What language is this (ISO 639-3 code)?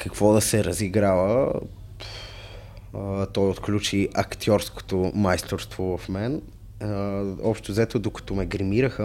bul